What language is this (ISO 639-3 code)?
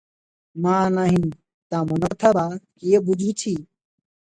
ori